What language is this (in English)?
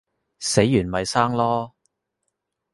Cantonese